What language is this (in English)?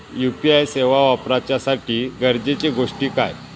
Marathi